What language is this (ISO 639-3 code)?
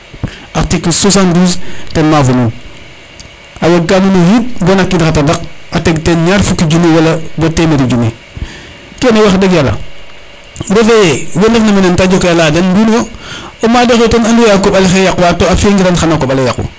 srr